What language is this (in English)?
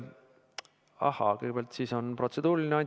Estonian